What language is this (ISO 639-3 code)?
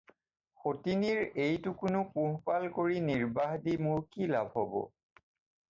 asm